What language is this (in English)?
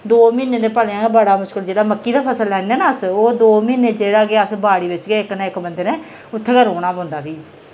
Dogri